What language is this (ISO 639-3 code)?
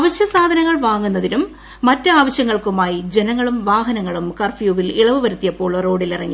mal